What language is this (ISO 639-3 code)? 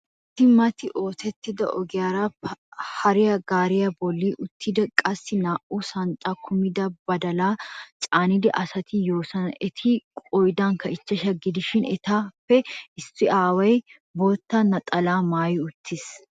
wal